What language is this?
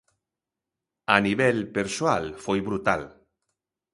Galician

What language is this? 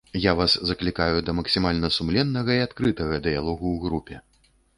Belarusian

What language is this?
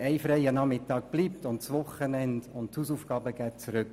Swiss German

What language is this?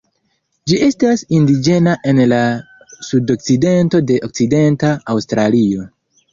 Esperanto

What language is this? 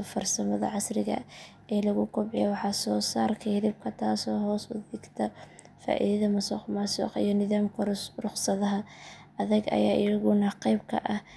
Somali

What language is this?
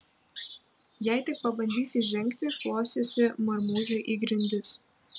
Lithuanian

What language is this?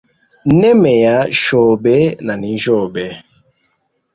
Hemba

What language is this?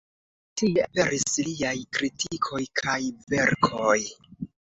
Esperanto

